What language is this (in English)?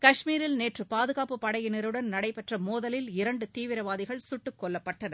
Tamil